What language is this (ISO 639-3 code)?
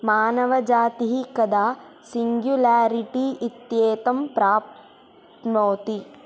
san